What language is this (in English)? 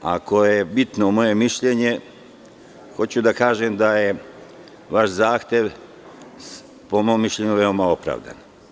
Serbian